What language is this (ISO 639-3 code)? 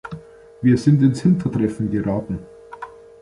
deu